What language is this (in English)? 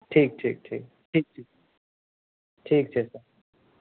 Maithili